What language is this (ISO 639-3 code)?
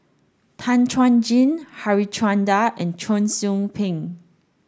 eng